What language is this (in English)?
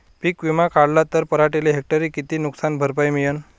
Marathi